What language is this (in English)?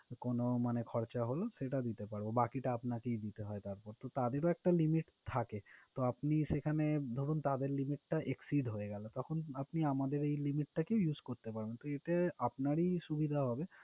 Bangla